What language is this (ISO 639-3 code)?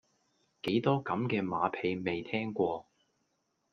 yue